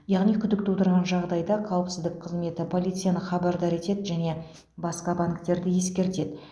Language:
Kazakh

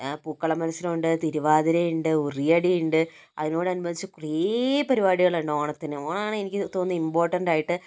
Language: Malayalam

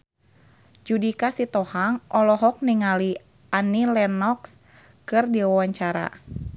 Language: Sundanese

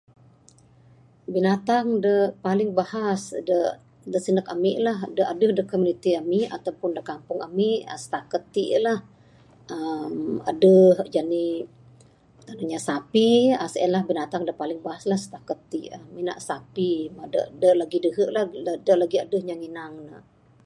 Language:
Bukar-Sadung Bidayuh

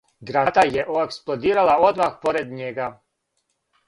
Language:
Serbian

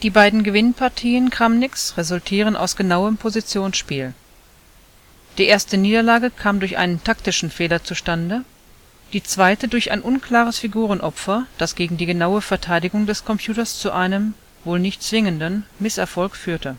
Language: German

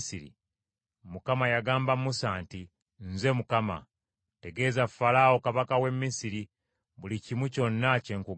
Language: Ganda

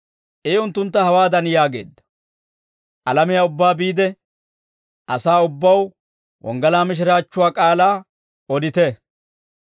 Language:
Dawro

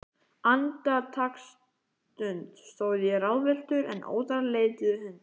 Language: Icelandic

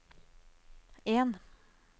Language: Norwegian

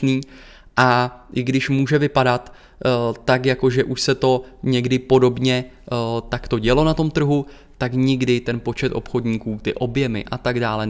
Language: Czech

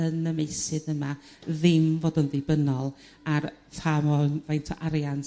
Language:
Welsh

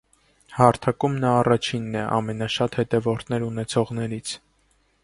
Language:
Armenian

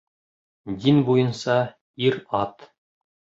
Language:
Bashkir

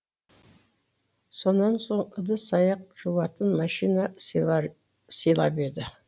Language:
Kazakh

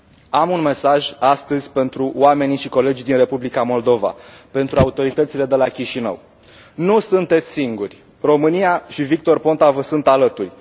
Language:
Romanian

